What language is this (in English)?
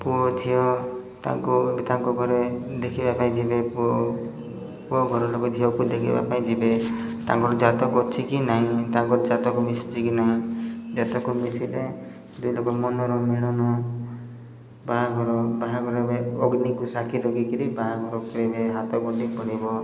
Odia